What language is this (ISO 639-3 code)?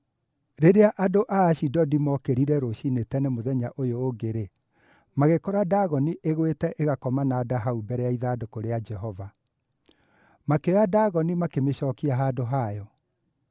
kik